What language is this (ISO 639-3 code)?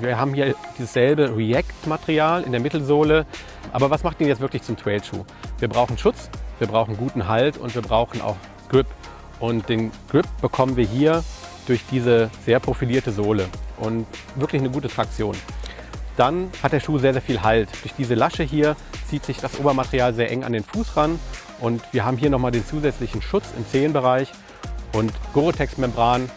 deu